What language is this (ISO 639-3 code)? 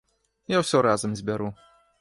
bel